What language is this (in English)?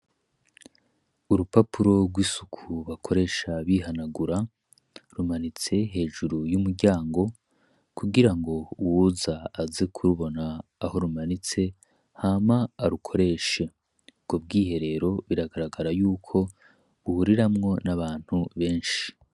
Rundi